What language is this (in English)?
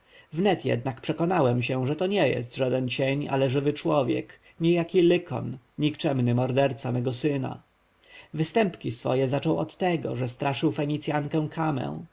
Polish